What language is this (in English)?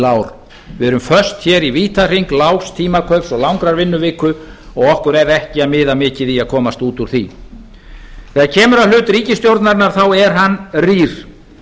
Icelandic